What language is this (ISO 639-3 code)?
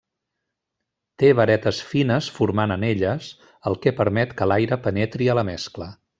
cat